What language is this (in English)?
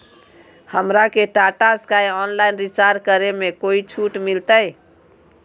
Magahi